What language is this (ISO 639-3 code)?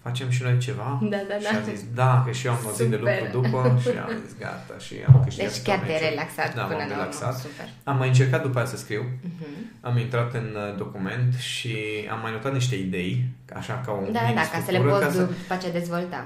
ron